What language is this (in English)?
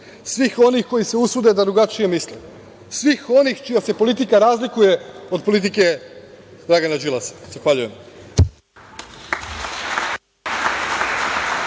Serbian